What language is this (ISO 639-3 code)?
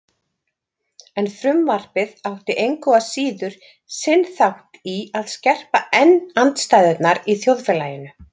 isl